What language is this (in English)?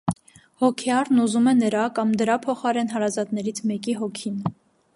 Armenian